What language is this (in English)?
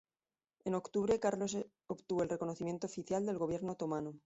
Spanish